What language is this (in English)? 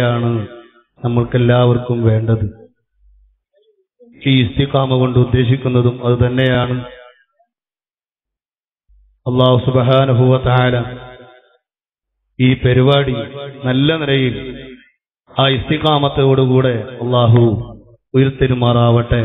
Arabic